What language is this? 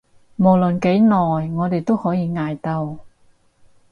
Cantonese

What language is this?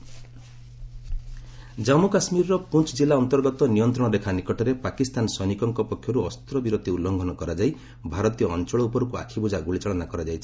Odia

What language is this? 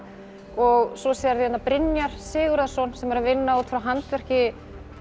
Icelandic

